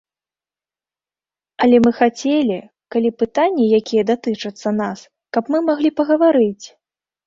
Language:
Belarusian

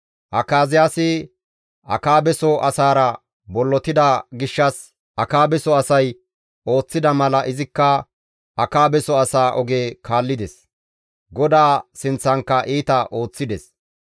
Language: Gamo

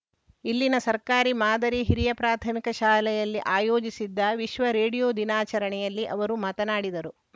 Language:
Kannada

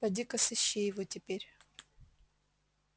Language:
Russian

